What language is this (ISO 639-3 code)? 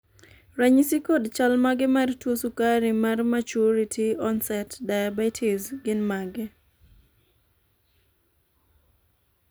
luo